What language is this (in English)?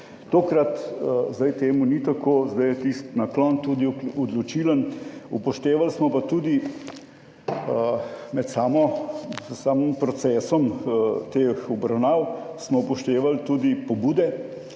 Slovenian